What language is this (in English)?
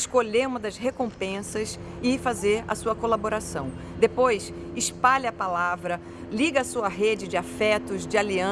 Portuguese